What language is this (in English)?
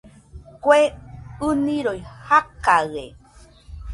Nüpode Huitoto